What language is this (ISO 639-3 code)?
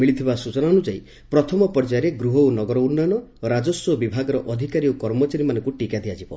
ori